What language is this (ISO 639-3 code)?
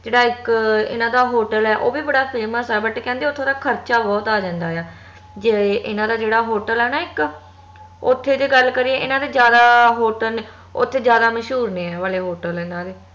pan